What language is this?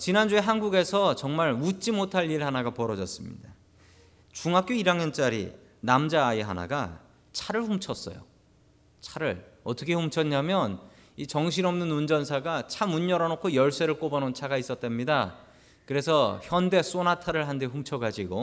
Korean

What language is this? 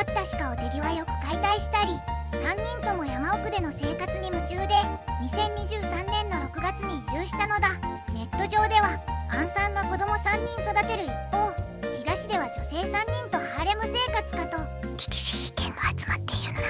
Japanese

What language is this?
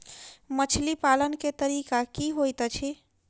Maithili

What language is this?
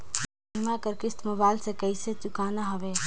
Chhattisgarhi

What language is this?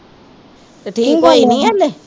Punjabi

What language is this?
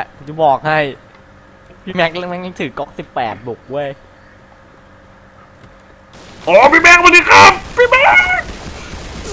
Thai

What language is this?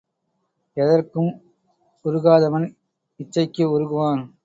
Tamil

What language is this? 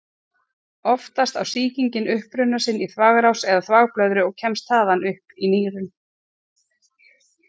Icelandic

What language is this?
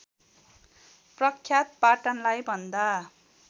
Nepali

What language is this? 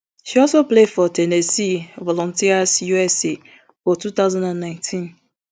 Nigerian Pidgin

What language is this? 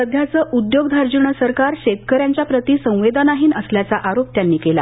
Marathi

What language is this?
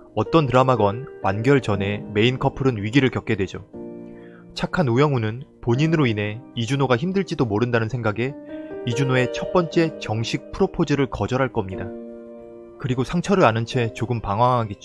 Korean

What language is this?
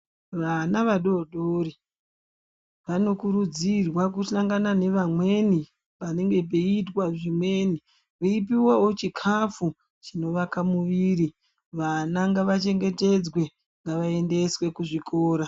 Ndau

